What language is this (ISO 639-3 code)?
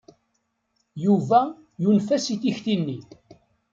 kab